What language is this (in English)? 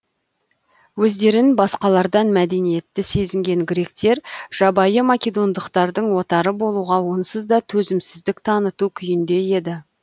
Kazakh